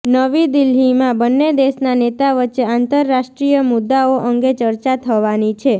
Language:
Gujarati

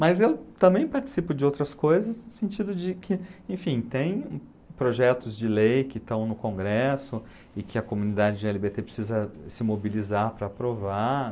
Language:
Portuguese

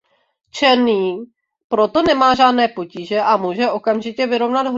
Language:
Czech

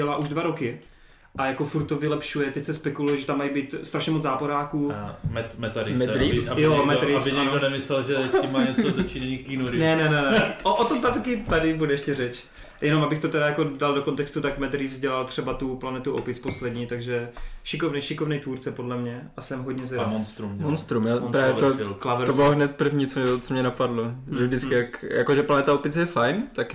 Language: Czech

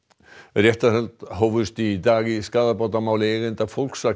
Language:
Icelandic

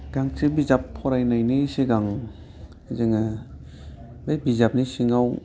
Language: Bodo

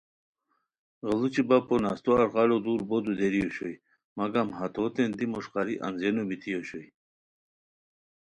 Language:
Khowar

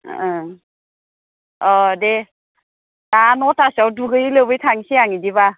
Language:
Bodo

